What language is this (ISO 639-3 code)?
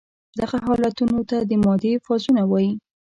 pus